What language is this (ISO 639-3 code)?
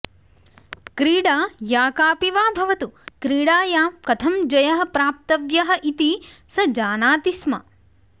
san